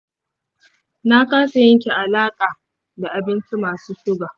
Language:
Hausa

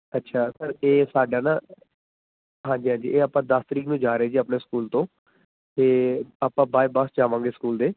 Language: Punjabi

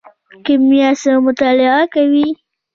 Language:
Pashto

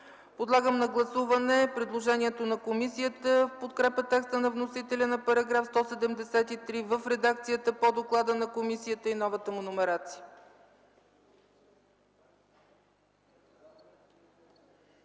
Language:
Bulgarian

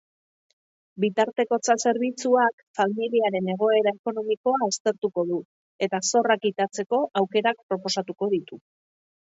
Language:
Basque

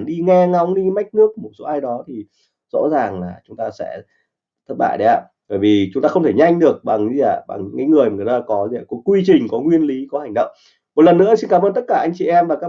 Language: Vietnamese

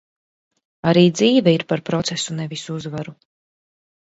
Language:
Latvian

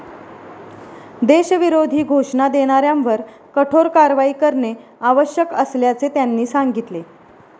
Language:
Marathi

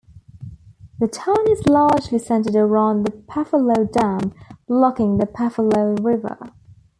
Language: English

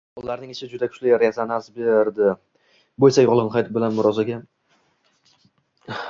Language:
Uzbek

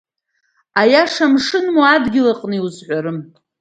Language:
Abkhazian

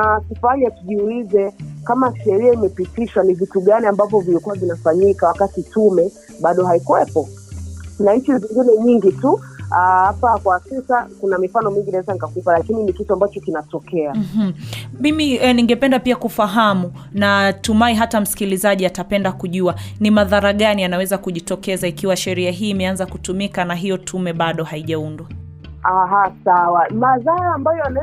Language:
Swahili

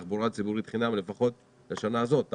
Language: Hebrew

